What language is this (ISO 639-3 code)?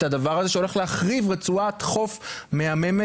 heb